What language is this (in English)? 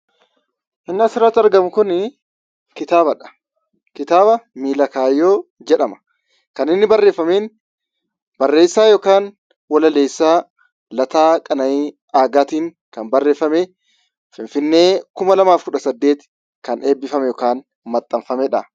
Oromo